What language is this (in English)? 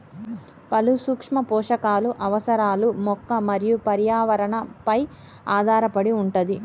Telugu